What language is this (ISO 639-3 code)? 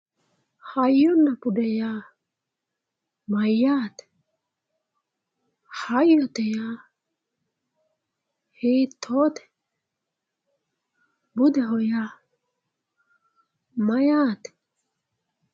sid